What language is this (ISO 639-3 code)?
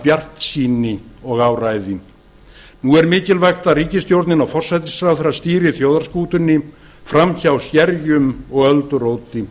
isl